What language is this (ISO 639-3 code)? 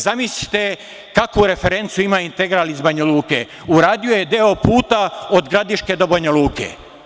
srp